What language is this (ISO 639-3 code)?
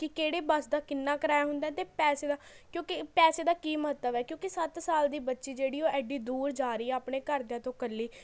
pan